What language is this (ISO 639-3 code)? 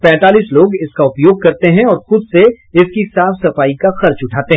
hin